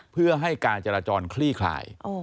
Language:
Thai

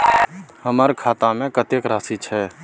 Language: Maithili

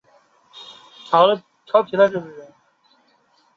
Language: Chinese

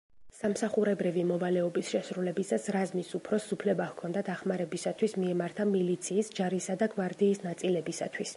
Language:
Georgian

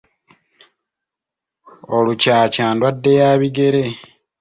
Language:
Ganda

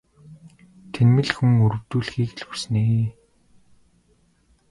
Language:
Mongolian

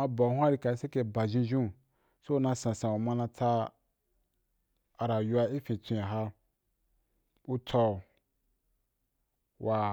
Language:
Wapan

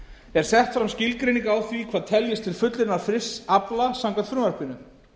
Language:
Icelandic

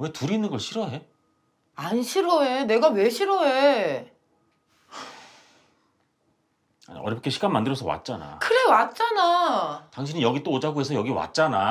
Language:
Korean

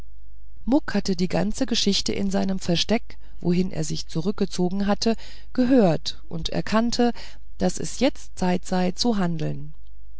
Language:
German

